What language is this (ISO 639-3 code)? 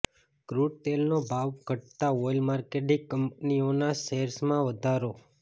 guj